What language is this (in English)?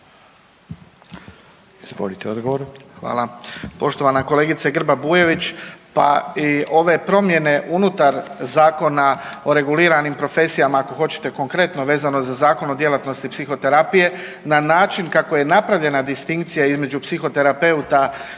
Croatian